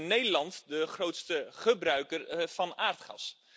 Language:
Dutch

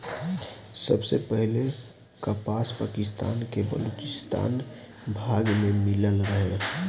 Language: Bhojpuri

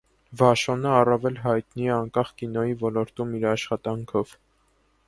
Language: Armenian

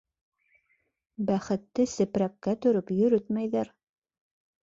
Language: Bashkir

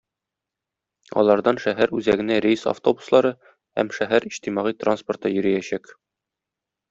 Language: Tatar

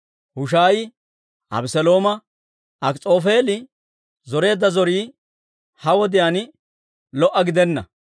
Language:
Dawro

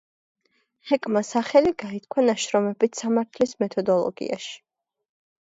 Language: Georgian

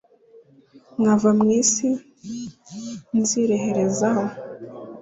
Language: Kinyarwanda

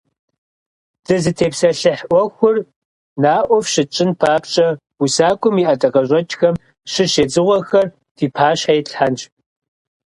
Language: Kabardian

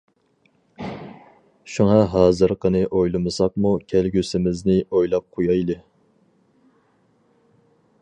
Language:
Uyghur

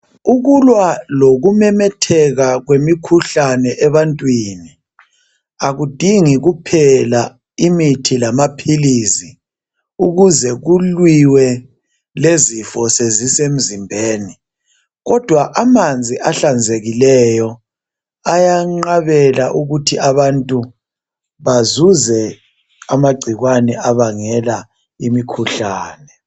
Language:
North Ndebele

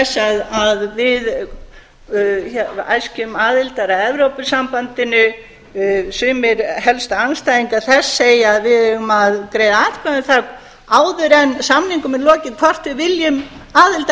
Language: Icelandic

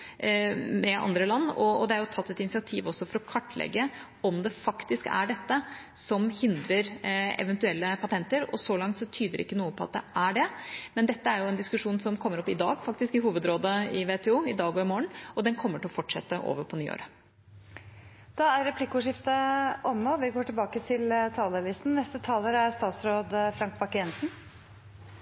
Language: Norwegian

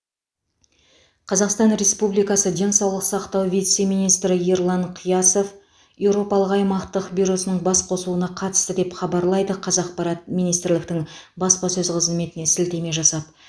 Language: Kazakh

